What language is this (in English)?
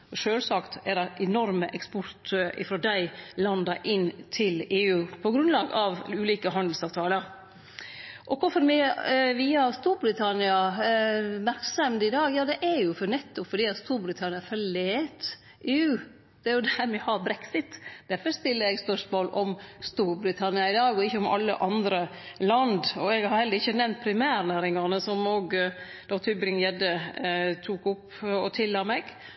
Norwegian Nynorsk